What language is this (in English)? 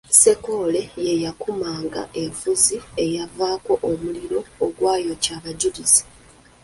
Ganda